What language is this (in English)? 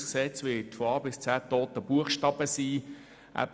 Swiss German